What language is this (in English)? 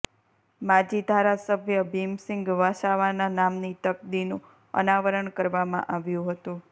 Gujarati